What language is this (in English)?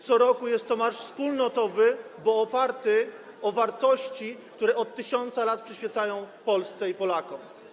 Polish